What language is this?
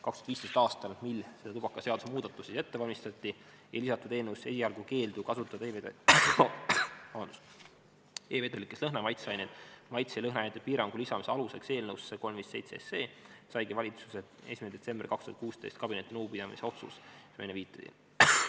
Estonian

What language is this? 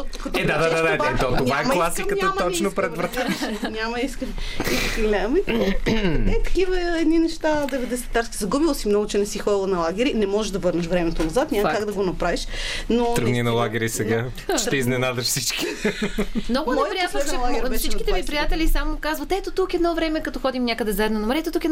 Bulgarian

